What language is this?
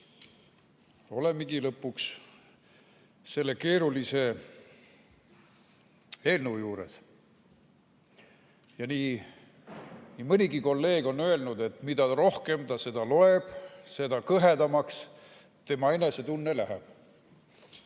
Estonian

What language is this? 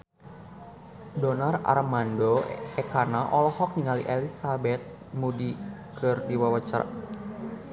Sundanese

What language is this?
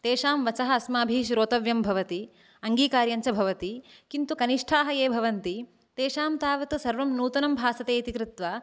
Sanskrit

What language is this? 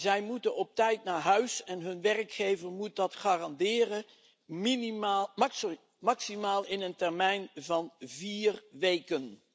Dutch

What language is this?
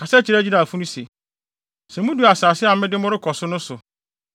Akan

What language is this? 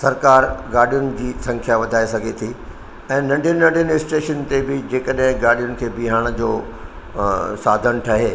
Sindhi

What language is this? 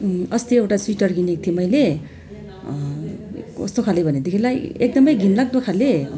Nepali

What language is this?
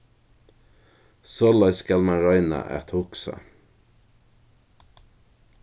Faroese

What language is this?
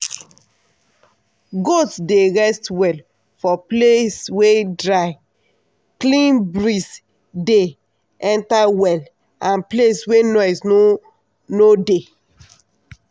Nigerian Pidgin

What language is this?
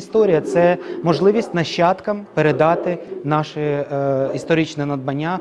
Ukrainian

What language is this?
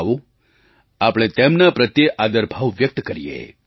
Gujarati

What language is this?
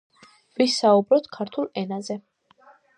Georgian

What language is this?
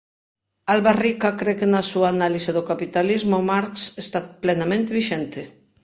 Galician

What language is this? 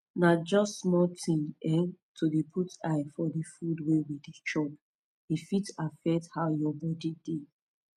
Nigerian Pidgin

